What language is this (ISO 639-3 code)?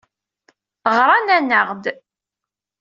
kab